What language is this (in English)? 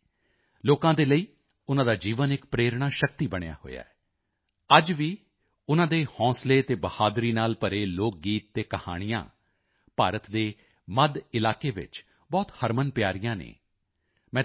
Punjabi